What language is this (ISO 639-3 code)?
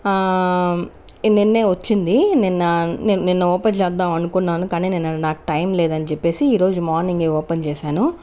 tel